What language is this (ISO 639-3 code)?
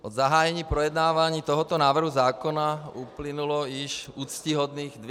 ces